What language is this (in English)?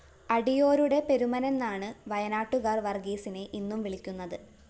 Malayalam